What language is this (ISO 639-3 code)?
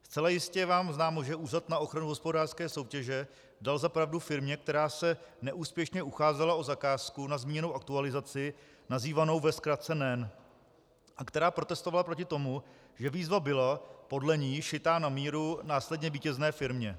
ces